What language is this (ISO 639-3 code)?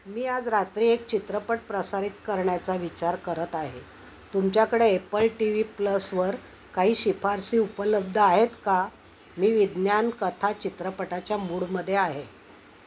mar